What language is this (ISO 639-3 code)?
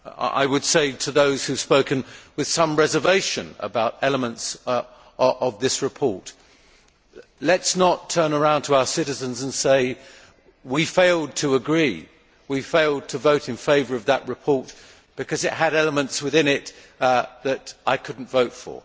eng